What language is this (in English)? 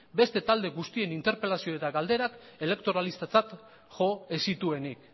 Basque